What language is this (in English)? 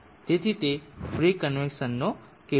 Gujarati